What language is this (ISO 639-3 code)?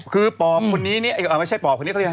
tha